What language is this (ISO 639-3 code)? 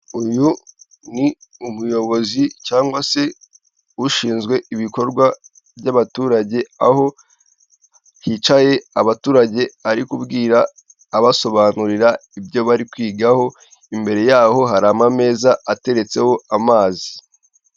kin